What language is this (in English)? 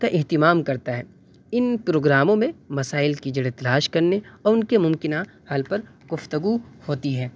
Urdu